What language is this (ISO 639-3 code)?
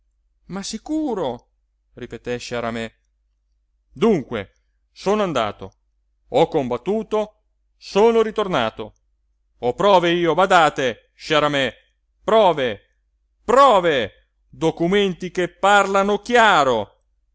ita